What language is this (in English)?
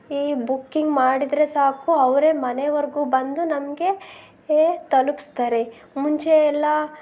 Kannada